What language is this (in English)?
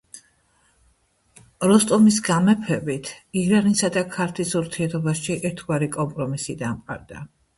Georgian